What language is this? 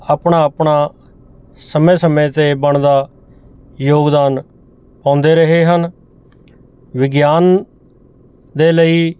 Punjabi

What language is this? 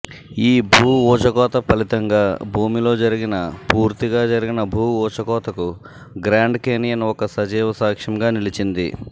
Telugu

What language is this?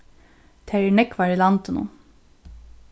Faroese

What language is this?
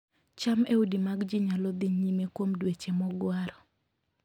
Luo (Kenya and Tanzania)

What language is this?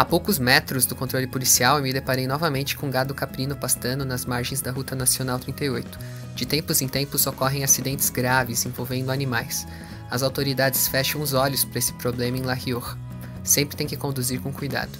Portuguese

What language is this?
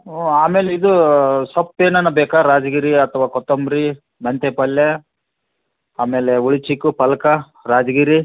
Kannada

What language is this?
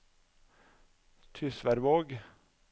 Norwegian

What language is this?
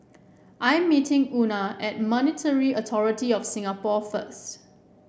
English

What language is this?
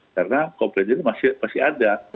Indonesian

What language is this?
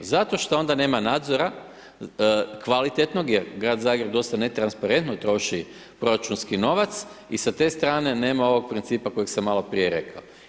Croatian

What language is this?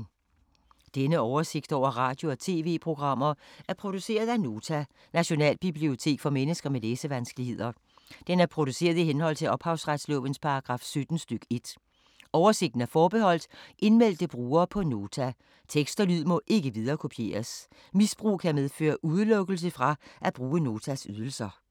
Danish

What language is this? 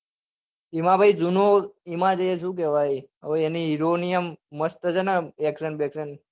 Gujarati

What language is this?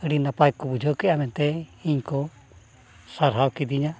Santali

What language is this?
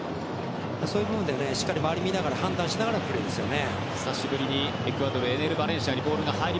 Japanese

